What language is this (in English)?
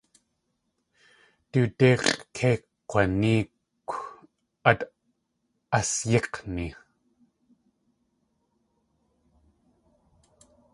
Tlingit